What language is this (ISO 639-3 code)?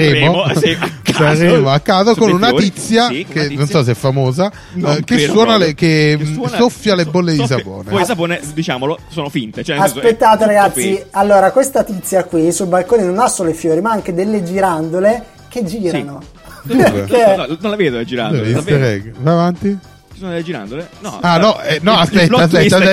ita